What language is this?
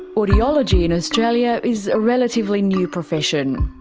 English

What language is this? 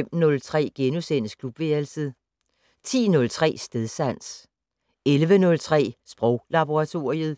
Danish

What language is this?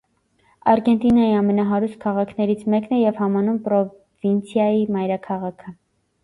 Armenian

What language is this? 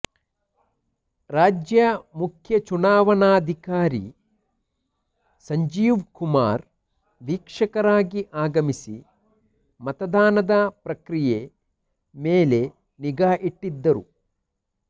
Kannada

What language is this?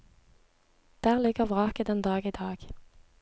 Norwegian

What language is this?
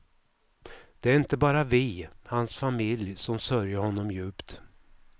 Swedish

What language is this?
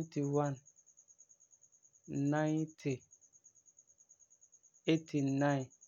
Frafra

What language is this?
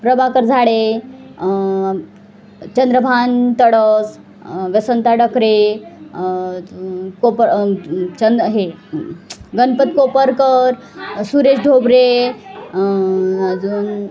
Marathi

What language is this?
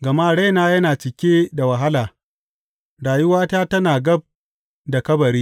Hausa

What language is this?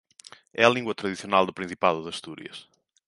Galician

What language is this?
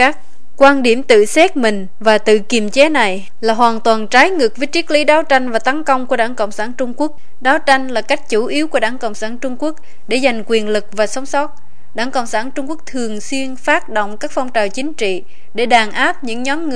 Vietnamese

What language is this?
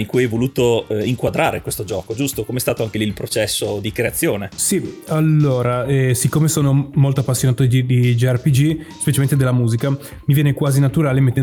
Italian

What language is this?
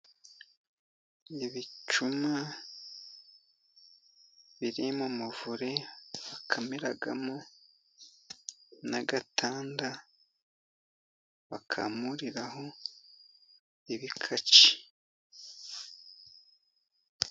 Kinyarwanda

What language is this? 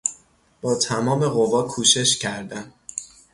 Persian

